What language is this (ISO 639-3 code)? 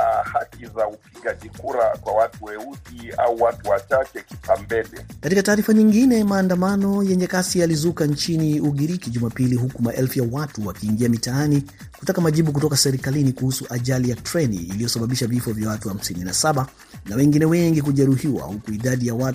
swa